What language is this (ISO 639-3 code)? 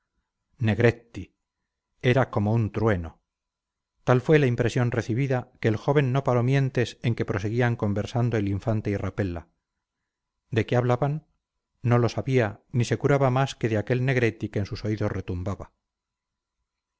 spa